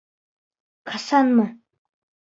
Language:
Bashkir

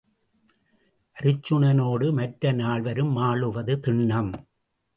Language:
Tamil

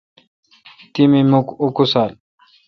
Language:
Kalkoti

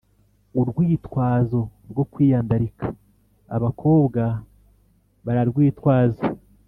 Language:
Kinyarwanda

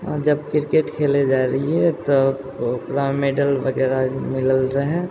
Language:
Maithili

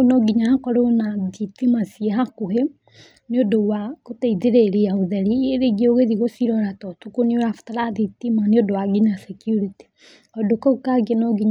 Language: Kikuyu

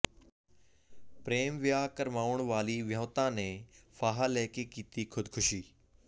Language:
Punjabi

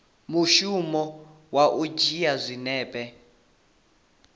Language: Venda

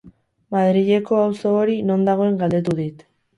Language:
Basque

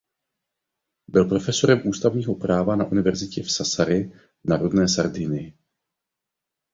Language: Czech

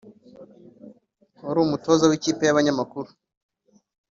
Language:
Kinyarwanda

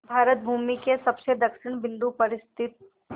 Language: Hindi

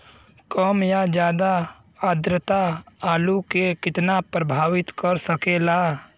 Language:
Bhojpuri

